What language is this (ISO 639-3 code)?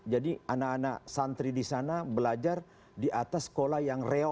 ind